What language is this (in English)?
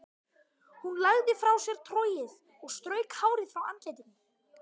Icelandic